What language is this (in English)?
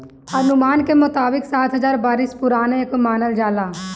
Bhojpuri